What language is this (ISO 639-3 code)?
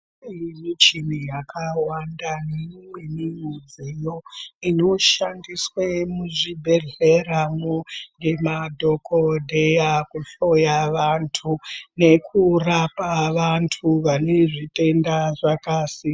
ndc